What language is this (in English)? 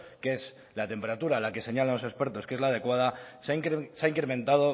Spanish